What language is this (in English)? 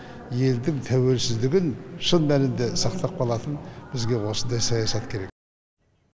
Kazakh